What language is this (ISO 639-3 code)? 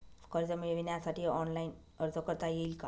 mar